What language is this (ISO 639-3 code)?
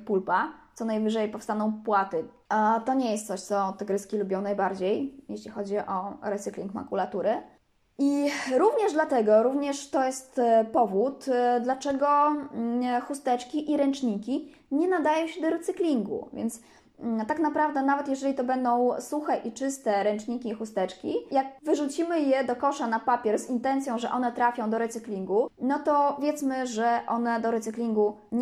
pol